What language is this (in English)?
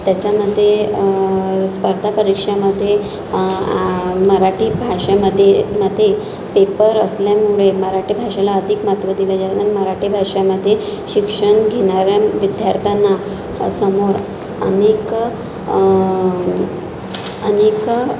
Marathi